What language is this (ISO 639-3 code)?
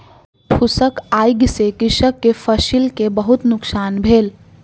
mai